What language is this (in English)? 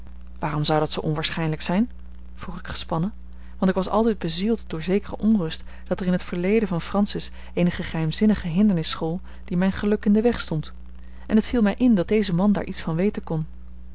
Dutch